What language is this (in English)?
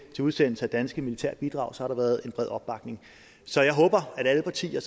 Danish